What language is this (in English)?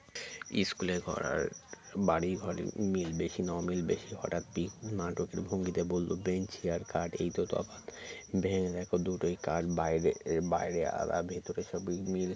Bangla